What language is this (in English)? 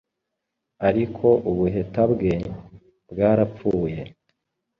Kinyarwanda